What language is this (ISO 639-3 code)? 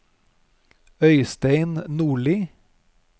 nor